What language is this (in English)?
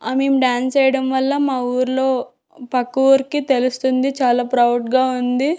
Telugu